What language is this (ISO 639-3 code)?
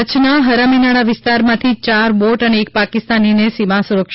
guj